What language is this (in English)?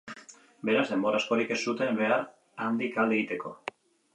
Basque